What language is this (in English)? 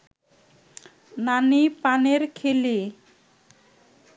Bangla